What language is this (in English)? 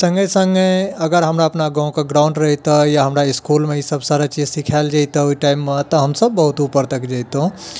Maithili